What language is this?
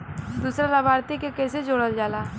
Bhojpuri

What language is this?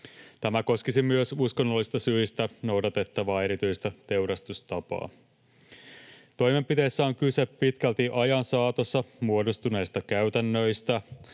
Finnish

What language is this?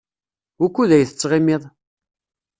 Kabyle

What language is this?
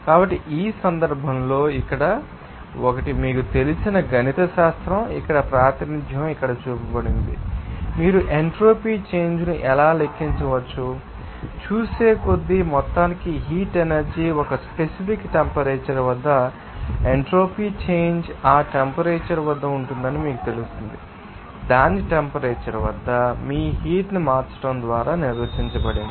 Telugu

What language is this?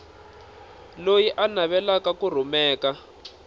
Tsonga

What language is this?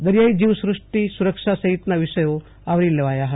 Gujarati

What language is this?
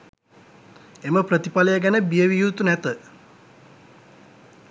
Sinhala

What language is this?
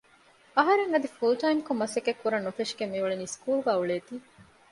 Divehi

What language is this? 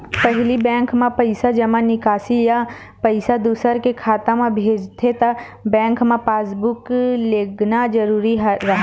Chhattisgarhi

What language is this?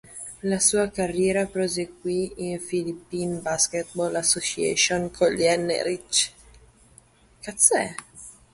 Italian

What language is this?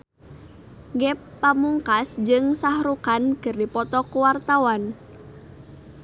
Sundanese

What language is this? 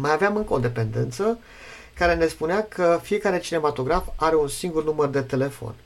Romanian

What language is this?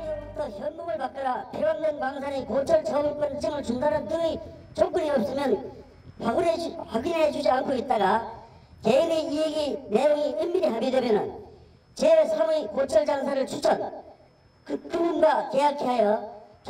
Korean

